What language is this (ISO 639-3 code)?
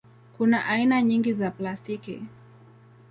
swa